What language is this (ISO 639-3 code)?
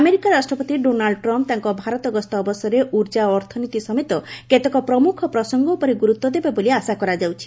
ori